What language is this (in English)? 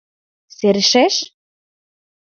Mari